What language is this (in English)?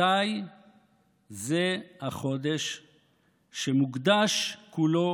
Hebrew